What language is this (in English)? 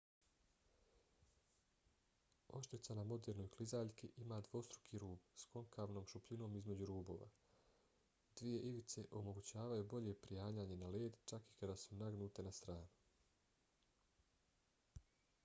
Bosnian